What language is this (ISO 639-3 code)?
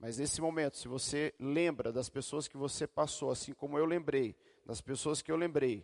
por